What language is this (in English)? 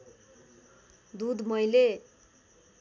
Nepali